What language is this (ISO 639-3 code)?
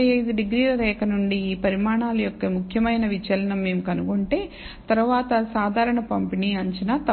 tel